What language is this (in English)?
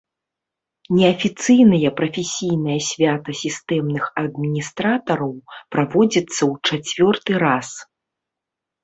Belarusian